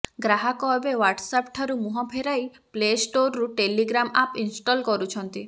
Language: Odia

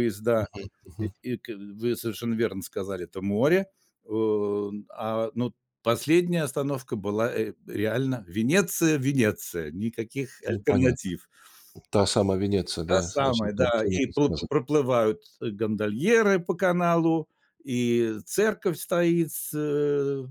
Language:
Russian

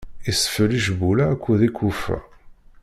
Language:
Kabyle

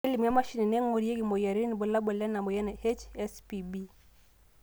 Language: Masai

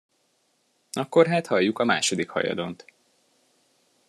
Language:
Hungarian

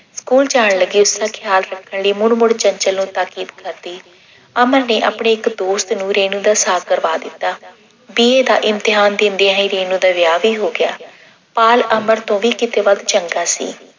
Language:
Punjabi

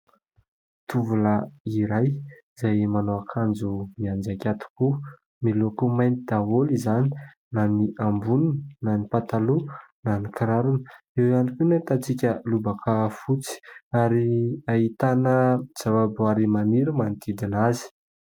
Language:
Malagasy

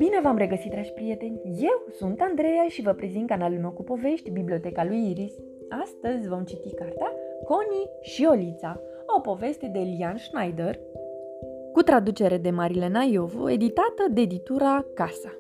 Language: Romanian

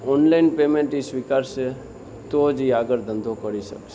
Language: Gujarati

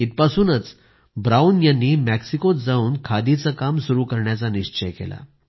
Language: Marathi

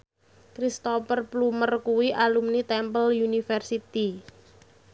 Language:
Javanese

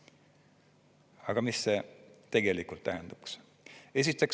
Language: Estonian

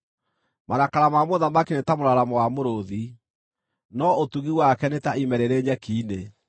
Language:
Kikuyu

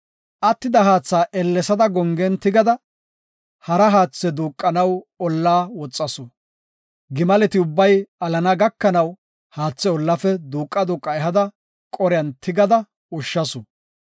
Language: Gofa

